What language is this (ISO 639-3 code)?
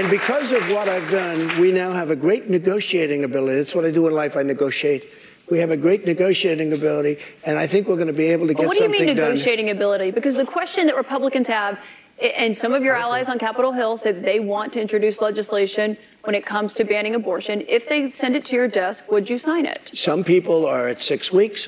eng